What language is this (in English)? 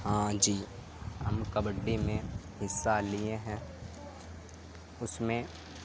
Urdu